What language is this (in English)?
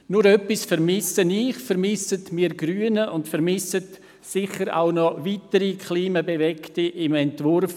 Swiss German